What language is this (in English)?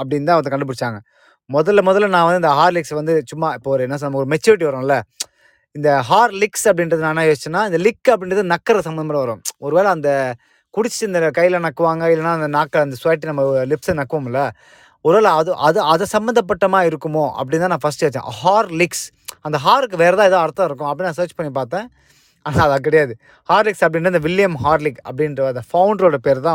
Tamil